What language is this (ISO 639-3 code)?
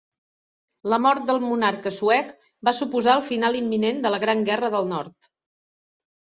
cat